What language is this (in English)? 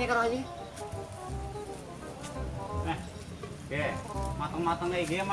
Indonesian